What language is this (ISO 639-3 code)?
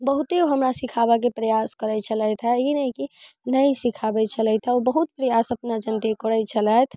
mai